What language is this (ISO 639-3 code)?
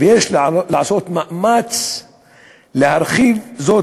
heb